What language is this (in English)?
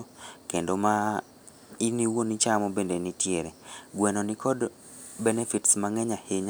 Luo (Kenya and Tanzania)